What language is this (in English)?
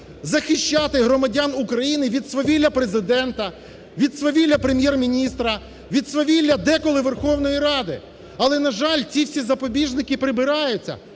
Ukrainian